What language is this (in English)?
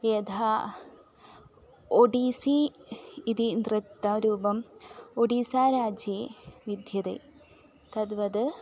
Sanskrit